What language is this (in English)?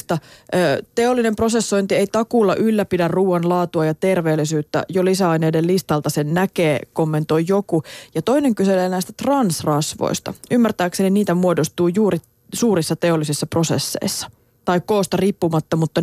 Finnish